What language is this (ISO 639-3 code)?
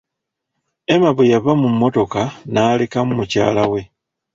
lug